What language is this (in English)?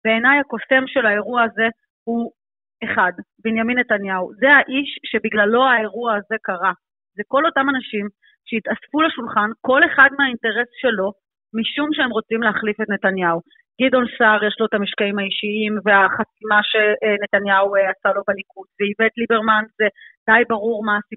Hebrew